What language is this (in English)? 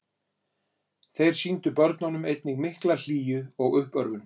Icelandic